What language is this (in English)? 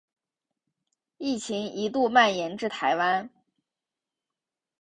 Chinese